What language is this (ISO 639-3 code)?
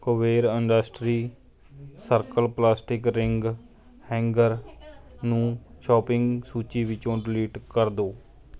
pan